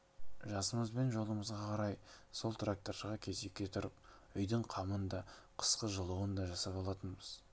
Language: Kazakh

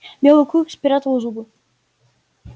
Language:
Russian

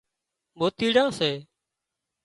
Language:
Wadiyara Koli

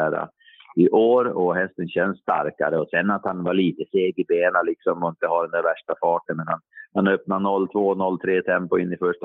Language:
Swedish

